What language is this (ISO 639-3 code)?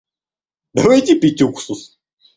rus